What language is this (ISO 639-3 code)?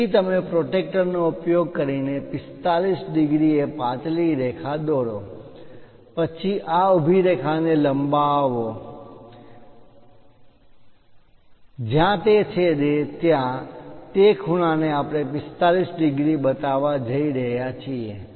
guj